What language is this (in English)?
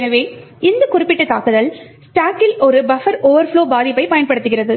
Tamil